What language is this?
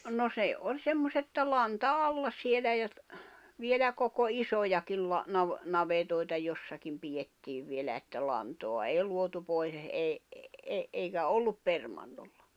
Finnish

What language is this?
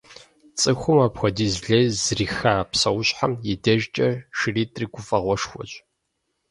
Kabardian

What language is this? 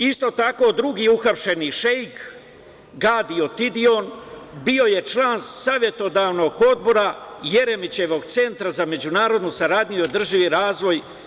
Serbian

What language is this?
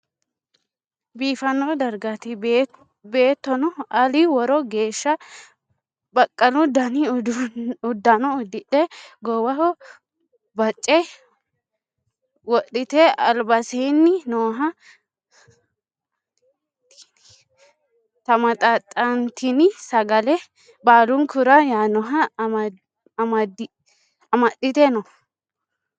Sidamo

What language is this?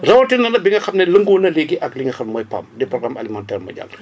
Wolof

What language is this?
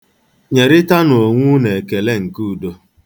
Igbo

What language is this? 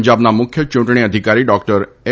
Gujarati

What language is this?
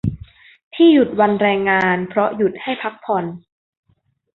Thai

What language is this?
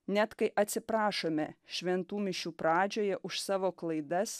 Lithuanian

